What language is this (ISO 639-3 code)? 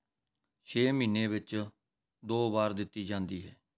pan